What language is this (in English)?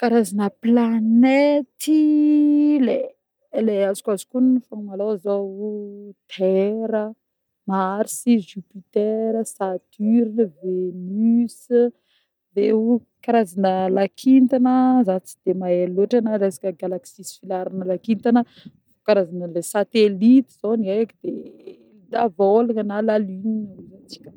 Northern Betsimisaraka Malagasy